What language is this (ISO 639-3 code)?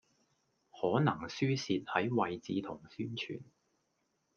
yue